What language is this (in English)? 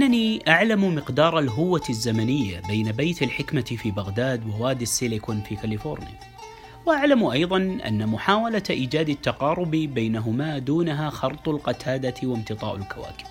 Arabic